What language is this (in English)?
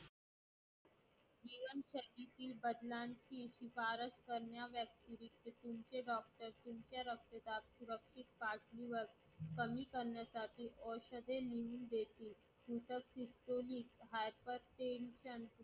Marathi